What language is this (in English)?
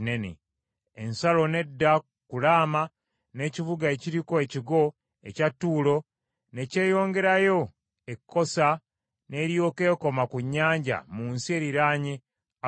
Ganda